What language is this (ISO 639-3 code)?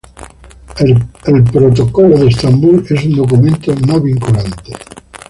spa